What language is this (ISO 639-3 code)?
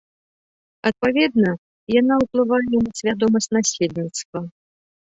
bel